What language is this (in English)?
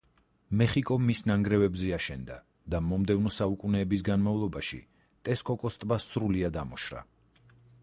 Georgian